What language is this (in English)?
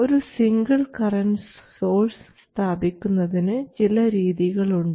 Malayalam